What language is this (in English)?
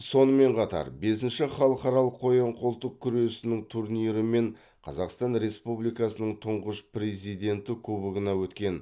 Kazakh